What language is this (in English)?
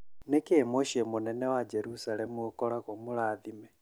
Kikuyu